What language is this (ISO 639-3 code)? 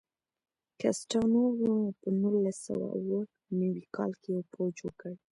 pus